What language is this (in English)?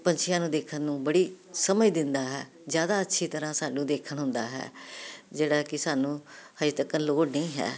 Punjabi